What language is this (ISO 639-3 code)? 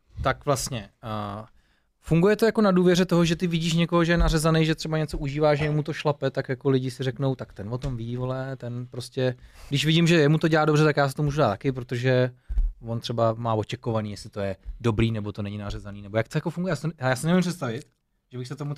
ces